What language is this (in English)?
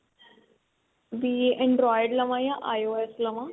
Punjabi